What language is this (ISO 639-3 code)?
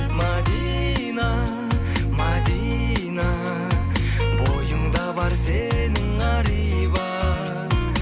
kaz